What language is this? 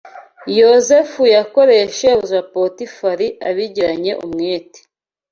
Kinyarwanda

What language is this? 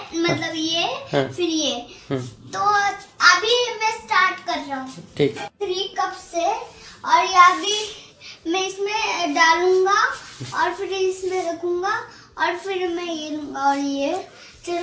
Hindi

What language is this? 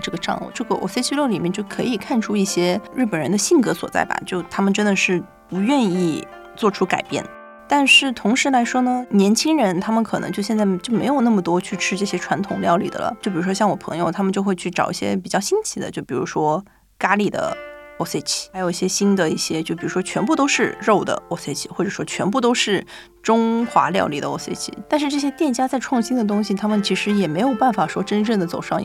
Chinese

